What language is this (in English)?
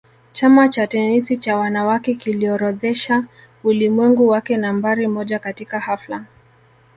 Swahili